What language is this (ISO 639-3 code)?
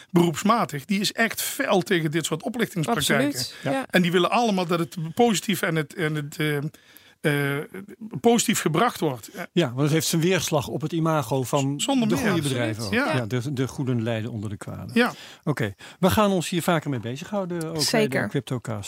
nld